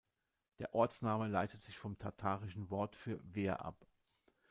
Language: German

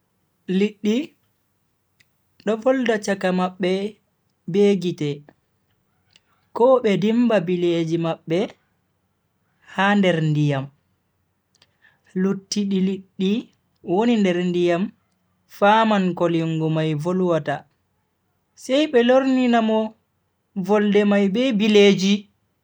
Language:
Bagirmi Fulfulde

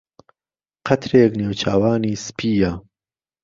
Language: Central Kurdish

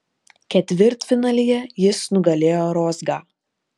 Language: Lithuanian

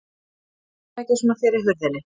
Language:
Icelandic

